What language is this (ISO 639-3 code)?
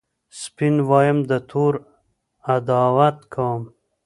pus